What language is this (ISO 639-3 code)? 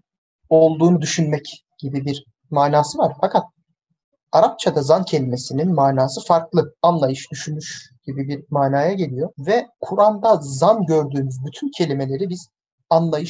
tur